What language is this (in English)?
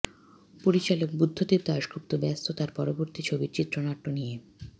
Bangla